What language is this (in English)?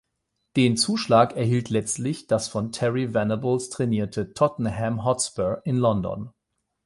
German